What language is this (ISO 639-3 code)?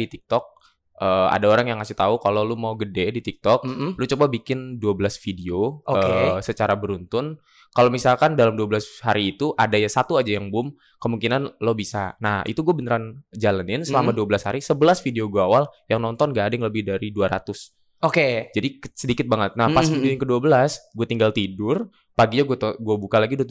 ind